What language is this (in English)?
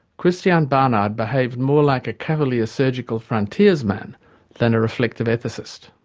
English